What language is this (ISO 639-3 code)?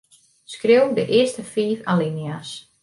fry